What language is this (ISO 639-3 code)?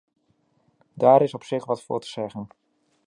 nld